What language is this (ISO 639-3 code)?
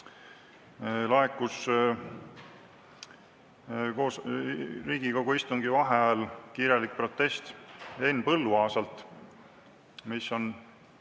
est